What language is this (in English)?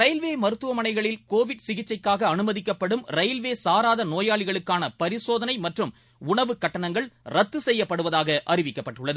Tamil